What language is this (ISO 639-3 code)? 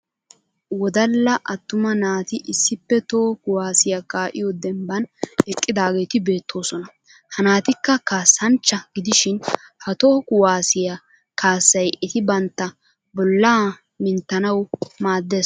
wal